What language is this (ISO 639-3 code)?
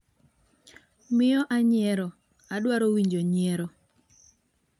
luo